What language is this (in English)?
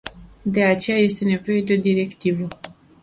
Romanian